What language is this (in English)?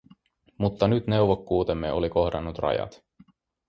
Finnish